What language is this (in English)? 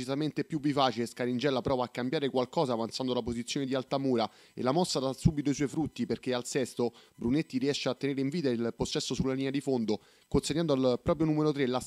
Italian